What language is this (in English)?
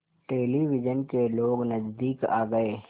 Hindi